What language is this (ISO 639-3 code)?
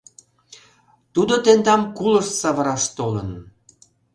chm